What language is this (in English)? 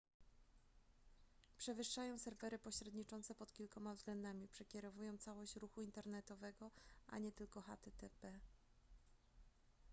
Polish